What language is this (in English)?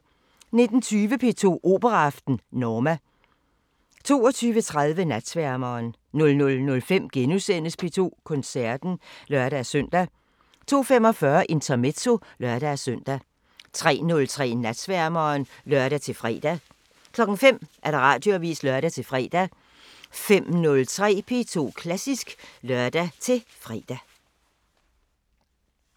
Danish